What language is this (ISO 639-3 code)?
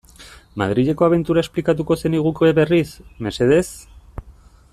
eus